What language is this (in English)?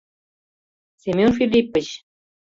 Mari